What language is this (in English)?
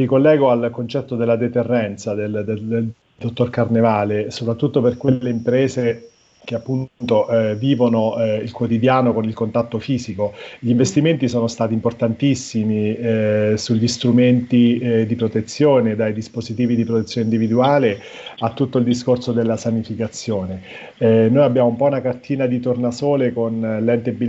Italian